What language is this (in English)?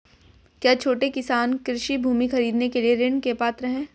Hindi